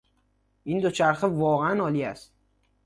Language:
Persian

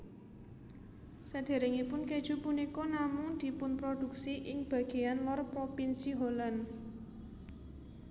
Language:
Javanese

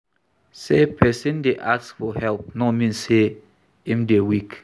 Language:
Nigerian Pidgin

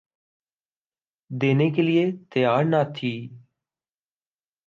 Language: Urdu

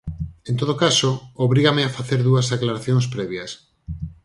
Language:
Galician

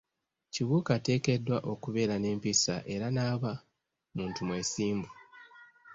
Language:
Ganda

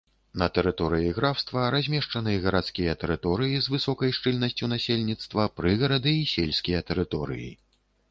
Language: Belarusian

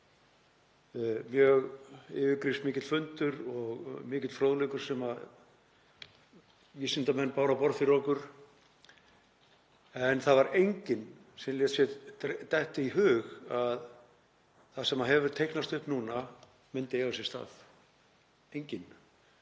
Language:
Icelandic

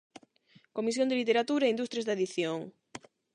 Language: Galician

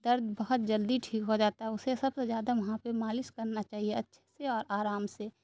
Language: Urdu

